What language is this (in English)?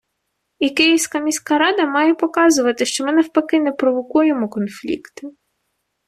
Ukrainian